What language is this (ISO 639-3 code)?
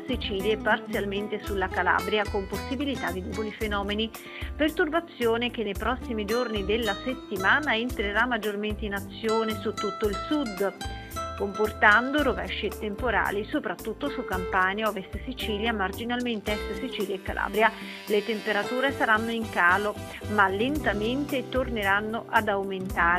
ita